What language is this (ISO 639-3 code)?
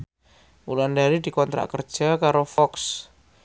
jav